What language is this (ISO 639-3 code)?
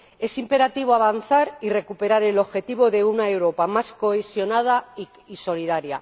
spa